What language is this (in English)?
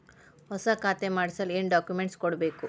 Kannada